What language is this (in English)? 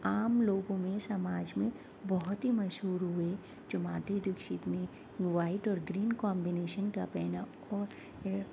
Urdu